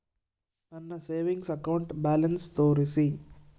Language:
Kannada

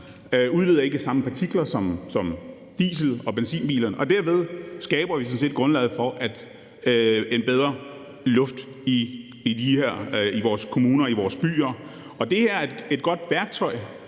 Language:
Danish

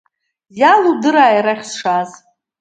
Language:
Abkhazian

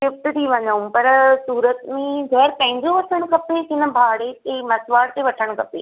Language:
Sindhi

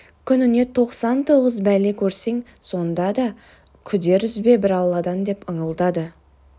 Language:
Kazakh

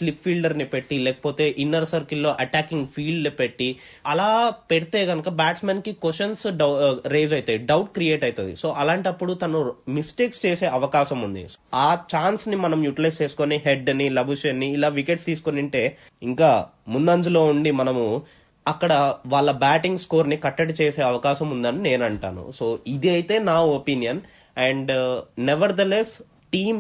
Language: Telugu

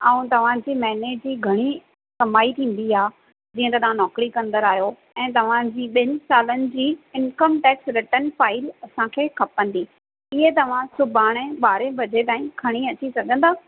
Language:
Sindhi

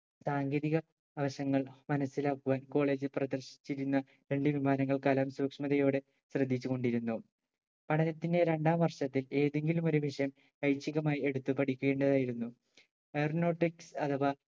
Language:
Malayalam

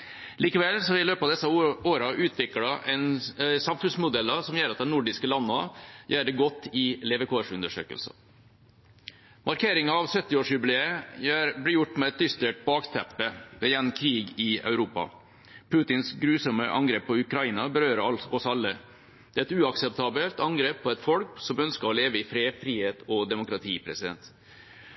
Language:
Norwegian Bokmål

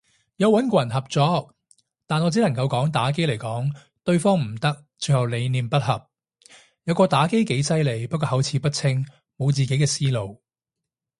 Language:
Cantonese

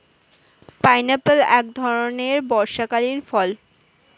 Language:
Bangla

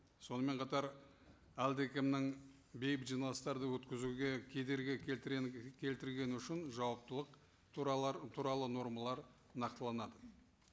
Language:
Kazakh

